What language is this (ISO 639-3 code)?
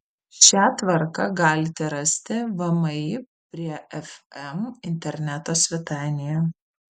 lit